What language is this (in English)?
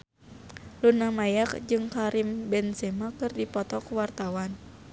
Sundanese